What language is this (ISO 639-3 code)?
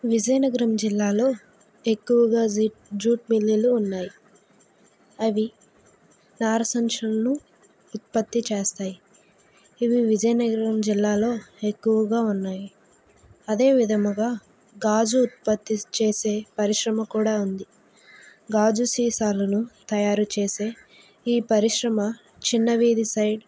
tel